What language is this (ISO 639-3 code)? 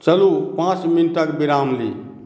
mai